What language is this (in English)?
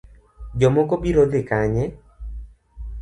Luo (Kenya and Tanzania)